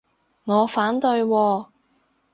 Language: Cantonese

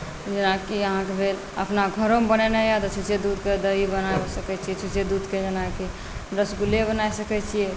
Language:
Maithili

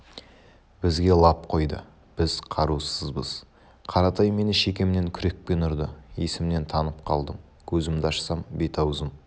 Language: Kazakh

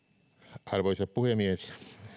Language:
Finnish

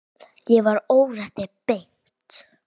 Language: Icelandic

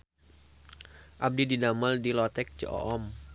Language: Sundanese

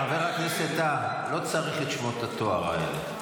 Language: Hebrew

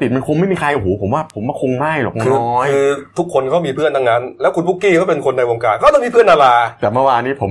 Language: Thai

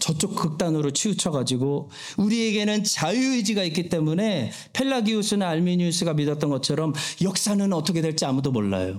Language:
Korean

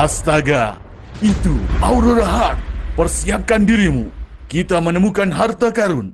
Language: Indonesian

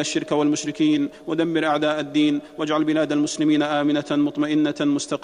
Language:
Arabic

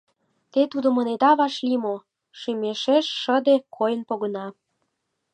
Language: Mari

